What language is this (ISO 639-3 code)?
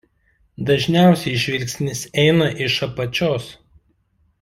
lit